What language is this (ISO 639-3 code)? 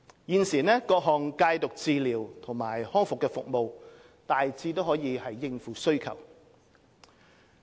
yue